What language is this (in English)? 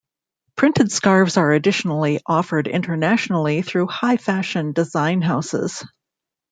English